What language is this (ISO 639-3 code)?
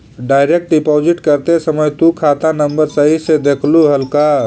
mag